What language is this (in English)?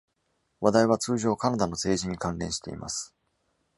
Japanese